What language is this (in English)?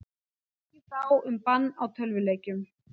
Icelandic